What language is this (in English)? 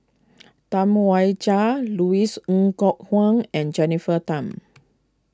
English